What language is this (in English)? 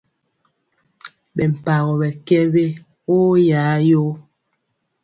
Mpiemo